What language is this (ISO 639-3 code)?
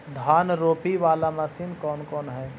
mag